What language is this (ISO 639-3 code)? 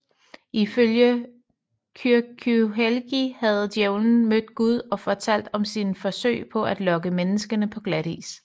dan